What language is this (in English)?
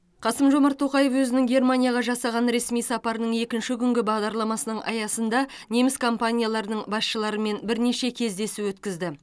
Kazakh